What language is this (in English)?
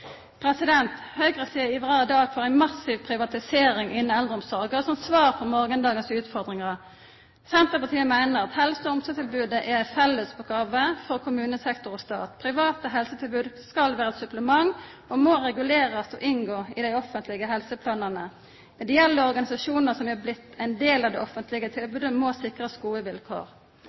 Norwegian Nynorsk